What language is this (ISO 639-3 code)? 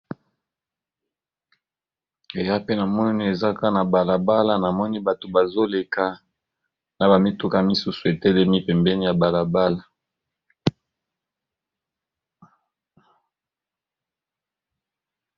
lin